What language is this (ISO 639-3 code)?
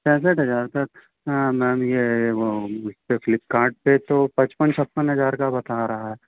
hin